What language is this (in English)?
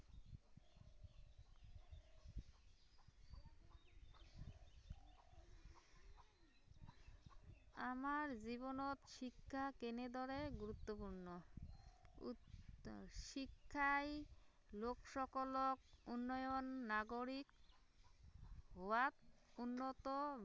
Assamese